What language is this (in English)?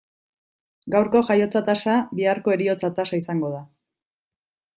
Basque